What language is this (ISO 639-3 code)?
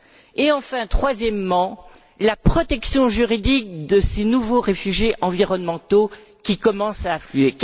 fra